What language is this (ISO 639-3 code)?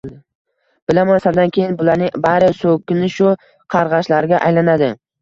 uzb